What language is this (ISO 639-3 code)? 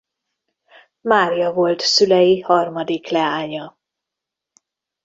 hun